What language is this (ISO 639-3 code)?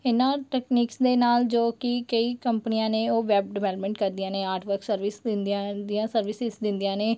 pan